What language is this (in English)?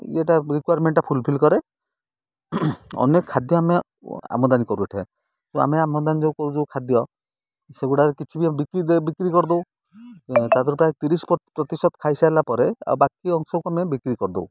Odia